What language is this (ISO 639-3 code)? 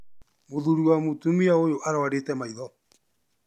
kik